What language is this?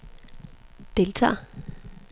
Danish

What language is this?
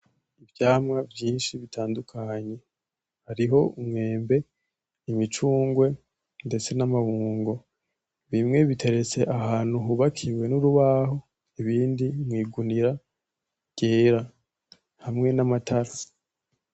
Rundi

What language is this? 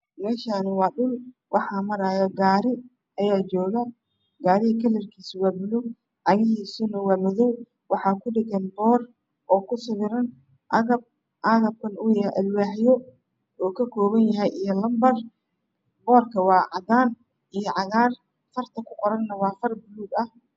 Somali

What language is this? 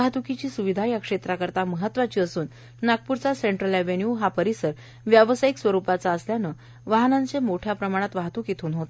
Marathi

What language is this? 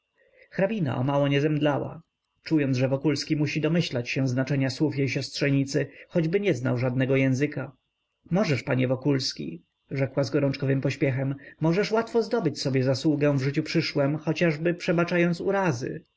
Polish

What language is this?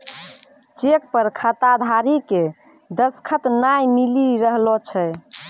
Maithili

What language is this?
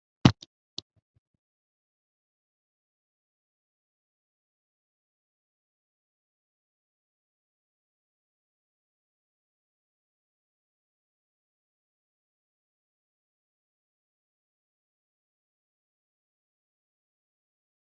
Bangla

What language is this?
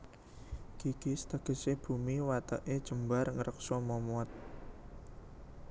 Javanese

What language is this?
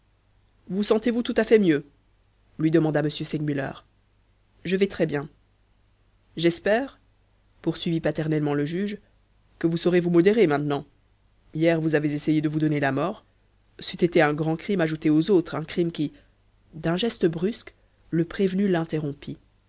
French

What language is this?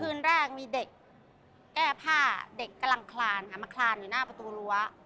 Thai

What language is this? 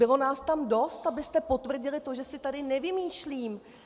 Czech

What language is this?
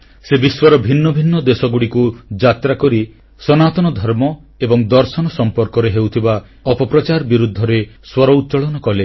Odia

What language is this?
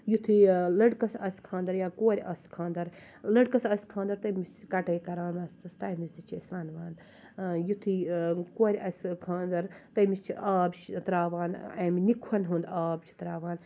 Kashmiri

